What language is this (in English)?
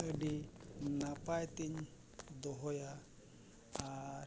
Santali